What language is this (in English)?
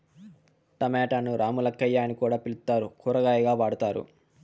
Telugu